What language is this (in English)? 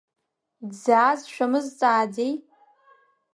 Abkhazian